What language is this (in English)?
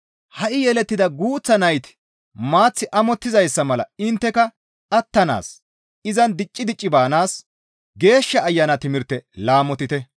Gamo